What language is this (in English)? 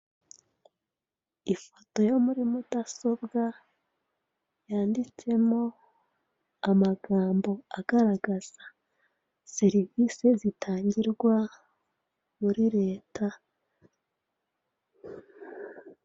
Kinyarwanda